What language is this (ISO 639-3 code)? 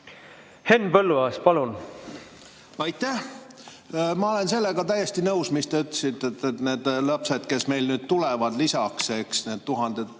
est